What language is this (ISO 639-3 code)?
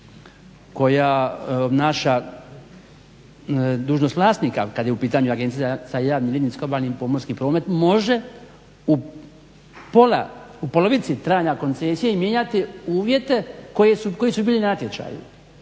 hrv